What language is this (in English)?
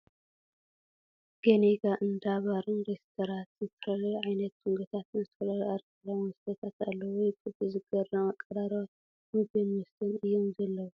Tigrinya